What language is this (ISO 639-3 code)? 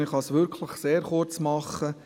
gsw